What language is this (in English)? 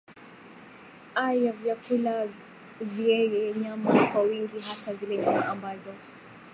Swahili